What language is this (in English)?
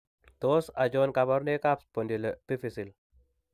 Kalenjin